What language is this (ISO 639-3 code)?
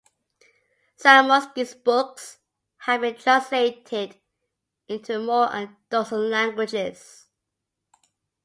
eng